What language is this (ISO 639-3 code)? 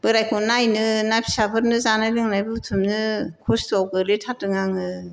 brx